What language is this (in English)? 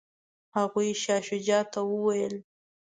Pashto